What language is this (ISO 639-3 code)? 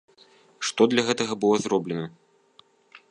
bel